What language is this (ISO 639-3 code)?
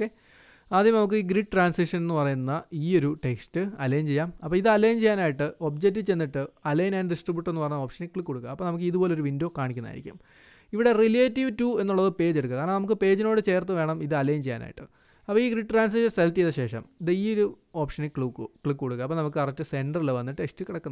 mal